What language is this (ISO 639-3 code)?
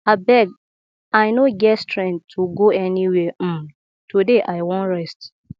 pcm